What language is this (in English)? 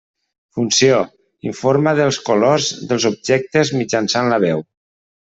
Catalan